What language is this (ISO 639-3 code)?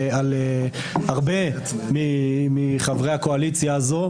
heb